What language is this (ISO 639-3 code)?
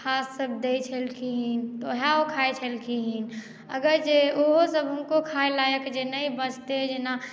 mai